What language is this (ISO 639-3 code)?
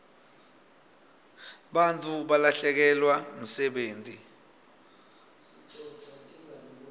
ssw